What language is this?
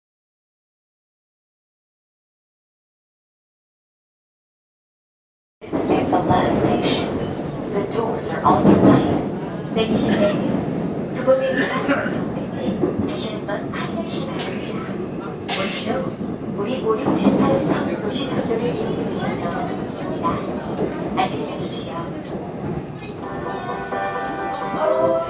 Korean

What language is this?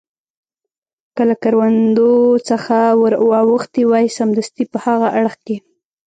Pashto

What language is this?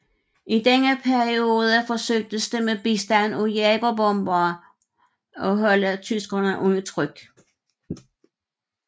Danish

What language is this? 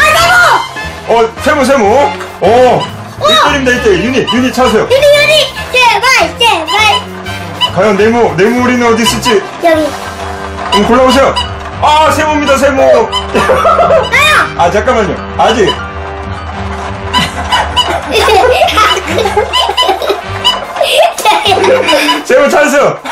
Korean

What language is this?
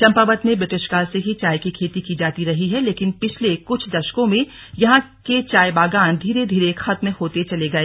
Hindi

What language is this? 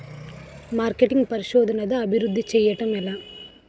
Telugu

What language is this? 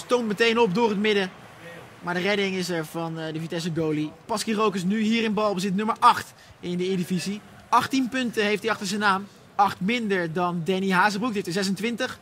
Dutch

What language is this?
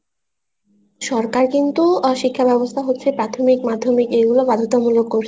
Bangla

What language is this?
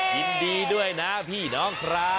Thai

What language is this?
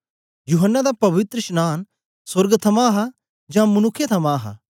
Dogri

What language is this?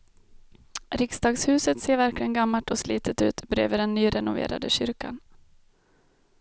Swedish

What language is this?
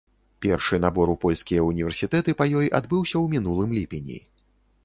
Belarusian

